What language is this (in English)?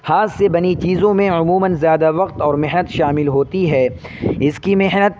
Urdu